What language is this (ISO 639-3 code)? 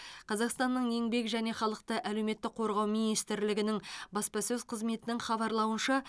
kaz